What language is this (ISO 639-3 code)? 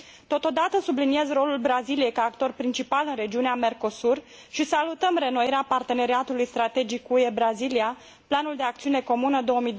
ron